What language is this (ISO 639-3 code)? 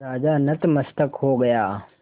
hin